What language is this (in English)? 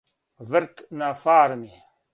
Serbian